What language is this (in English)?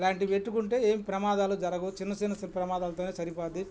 Telugu